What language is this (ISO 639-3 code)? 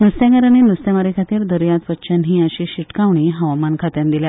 kok